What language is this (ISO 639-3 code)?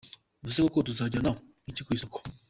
kin